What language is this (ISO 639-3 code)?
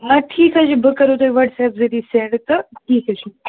kas